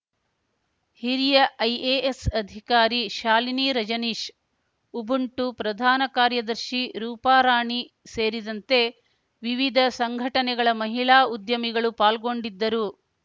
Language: Kannada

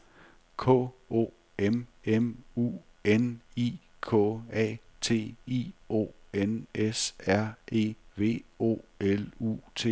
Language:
Danish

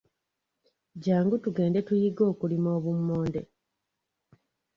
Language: Ganda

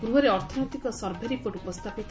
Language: Odia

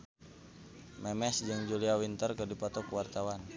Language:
Sundanese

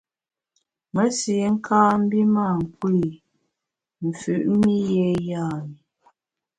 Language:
Bamun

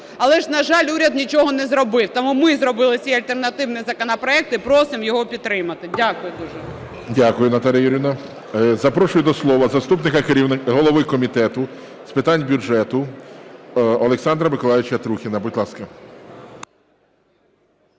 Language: Ukrainian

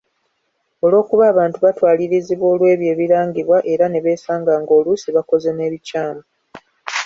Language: Ganda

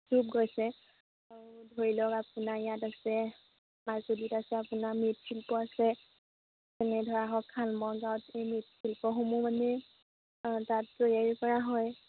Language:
Assamese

